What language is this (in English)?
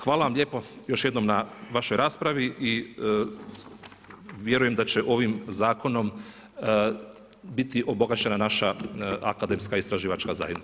Croatian